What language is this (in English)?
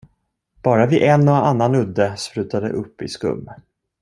Swedish